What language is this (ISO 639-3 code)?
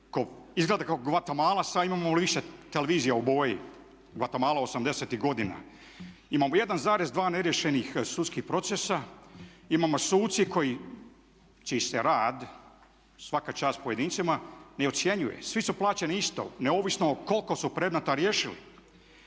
hrv